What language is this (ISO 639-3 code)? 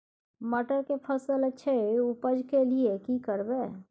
mai